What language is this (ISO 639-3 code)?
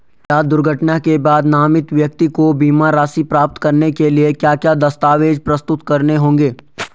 hin